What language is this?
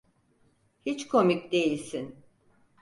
Turkish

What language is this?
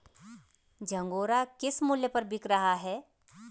Hindi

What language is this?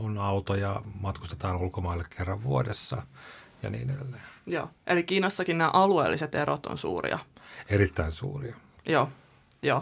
Finnish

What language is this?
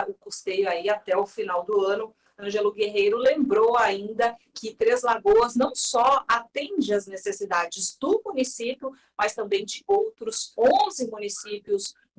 Portuguese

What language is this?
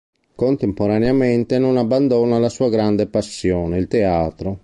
Italian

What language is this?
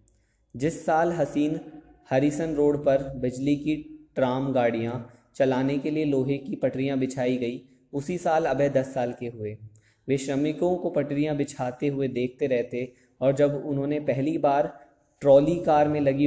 Hindi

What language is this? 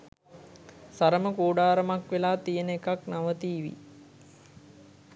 Sinhala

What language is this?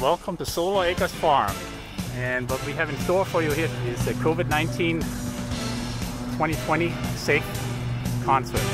English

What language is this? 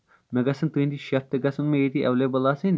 Kashmiri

